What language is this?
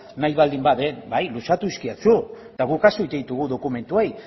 Basque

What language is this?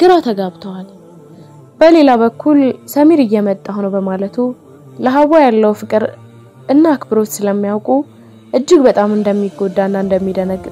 Arabic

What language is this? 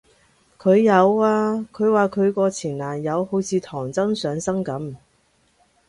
Cantonese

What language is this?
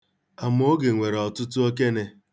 Igbo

